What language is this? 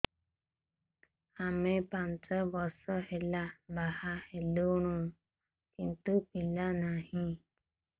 Odia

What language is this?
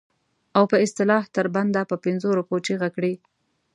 Pashto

